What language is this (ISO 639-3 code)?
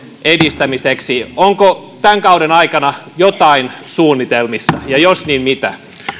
fin